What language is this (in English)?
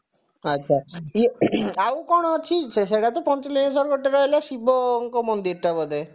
Odia